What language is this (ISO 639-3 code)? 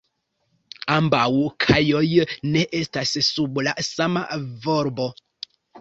epo